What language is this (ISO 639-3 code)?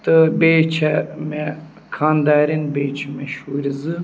kas